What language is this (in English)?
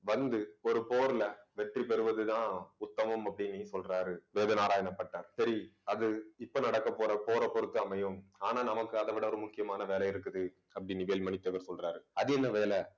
Tamil